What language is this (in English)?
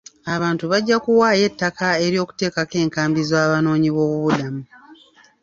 Ganda